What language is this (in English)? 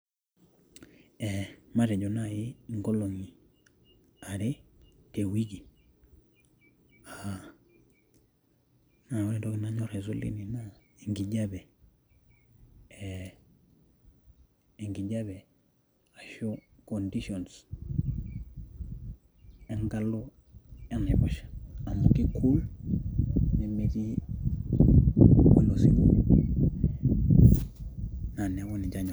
Masai